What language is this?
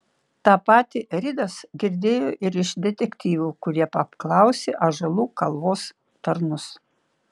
Lithuanian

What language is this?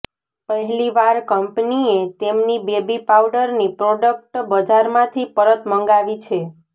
Gujarati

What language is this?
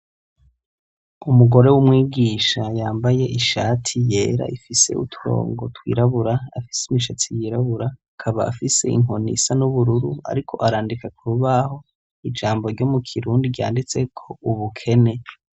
Rundi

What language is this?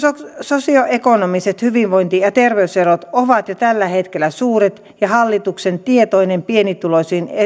Finnish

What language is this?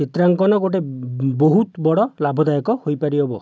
Odia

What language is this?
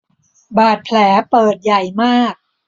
Thai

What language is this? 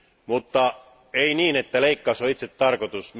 Finnish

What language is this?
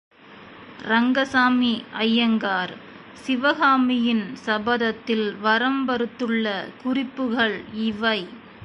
Tamil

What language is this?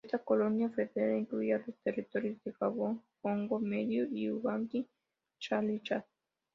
Spanish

